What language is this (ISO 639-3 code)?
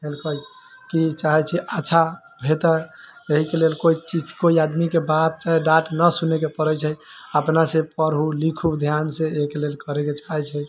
mai